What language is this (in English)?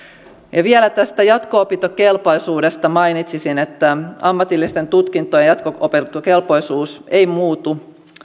Finnish